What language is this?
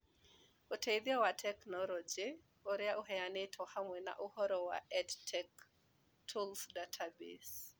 Kikuyu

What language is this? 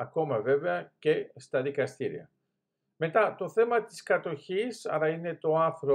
Greek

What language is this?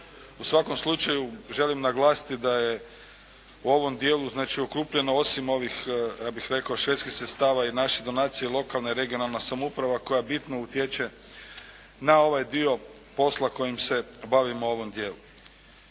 Croatian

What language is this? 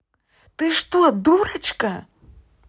Russian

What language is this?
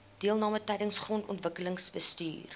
Afrikaans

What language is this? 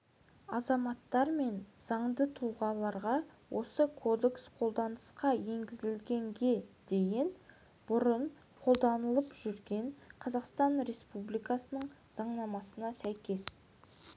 Kazakh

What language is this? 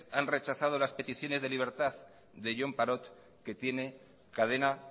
Spanish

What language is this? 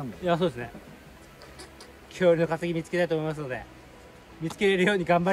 Japanese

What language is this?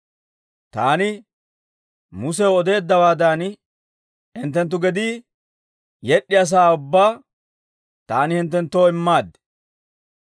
Dawro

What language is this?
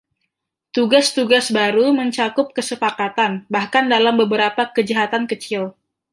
Indonesian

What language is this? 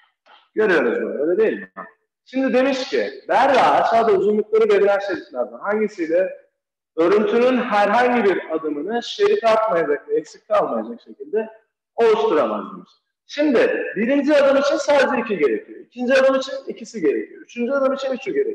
Turkish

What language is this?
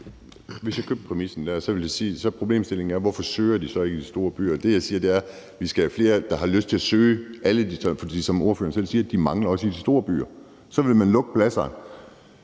Danish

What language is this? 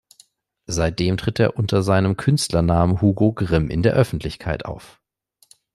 German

